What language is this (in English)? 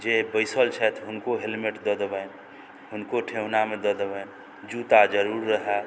Maithili